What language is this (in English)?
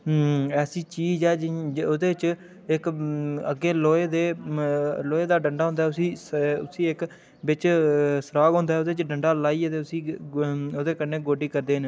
Dogri